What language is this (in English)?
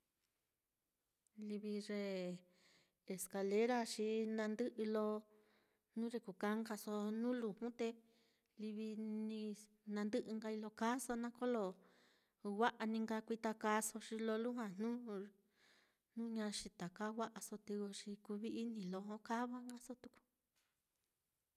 Mitlatongo Mixtec